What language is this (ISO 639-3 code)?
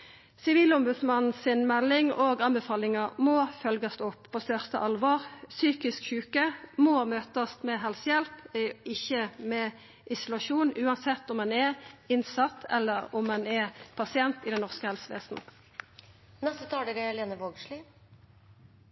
nno